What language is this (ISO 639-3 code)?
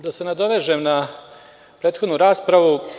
srp